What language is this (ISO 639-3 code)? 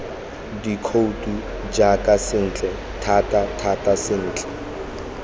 tsn